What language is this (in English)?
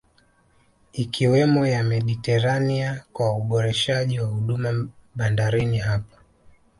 Swahili